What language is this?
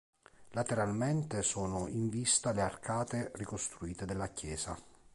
Italian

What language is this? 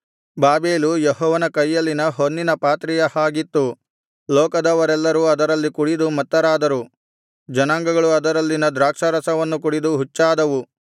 Kannada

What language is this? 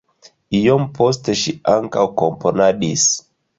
Esperanto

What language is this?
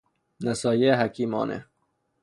Persian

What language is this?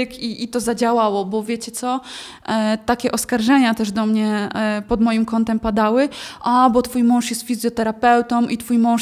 Polish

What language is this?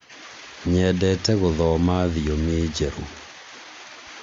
Kikuyu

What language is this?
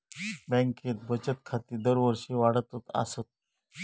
Marathi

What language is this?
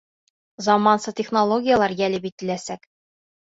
Bashkir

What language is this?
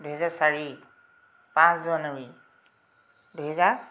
Assamese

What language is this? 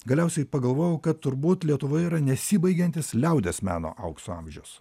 Lithuanian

